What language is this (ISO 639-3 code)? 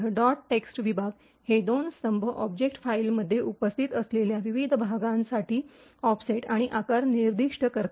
mar